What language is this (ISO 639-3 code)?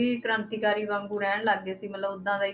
pan